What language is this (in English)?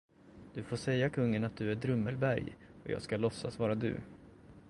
Swedish